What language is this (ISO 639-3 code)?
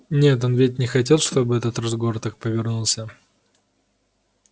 rus